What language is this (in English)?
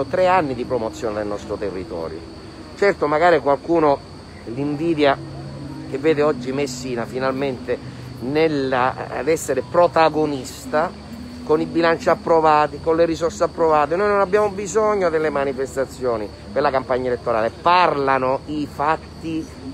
Italian